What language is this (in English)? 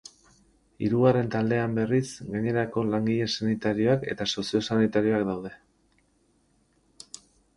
Basque